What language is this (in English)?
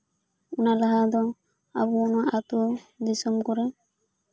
Santali